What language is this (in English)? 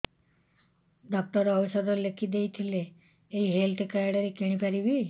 Odia